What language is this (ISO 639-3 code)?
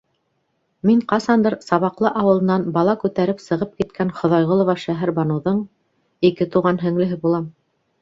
bak